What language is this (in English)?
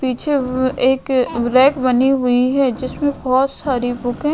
Hindi